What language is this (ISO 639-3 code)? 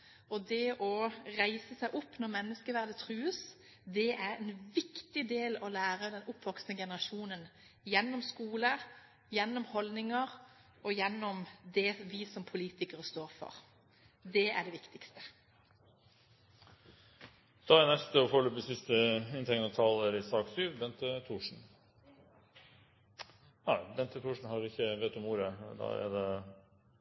nob